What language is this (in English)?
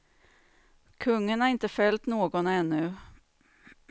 Swedish